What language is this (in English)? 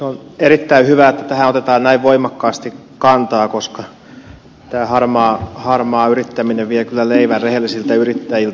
Finnish